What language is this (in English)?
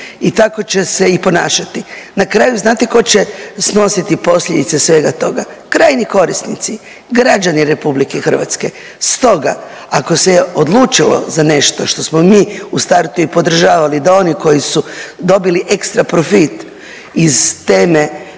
Croatian